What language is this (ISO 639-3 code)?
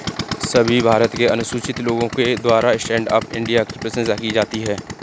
hin